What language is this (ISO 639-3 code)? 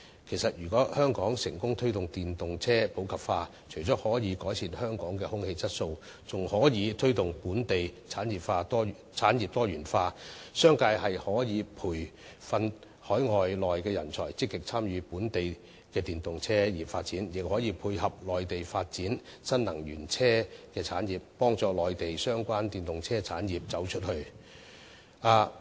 yue